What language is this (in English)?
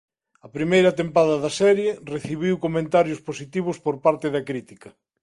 Galician